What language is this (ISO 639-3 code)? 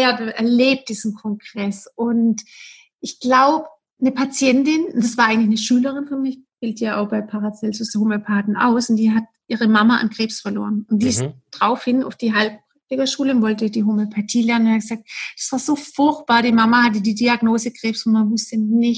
deu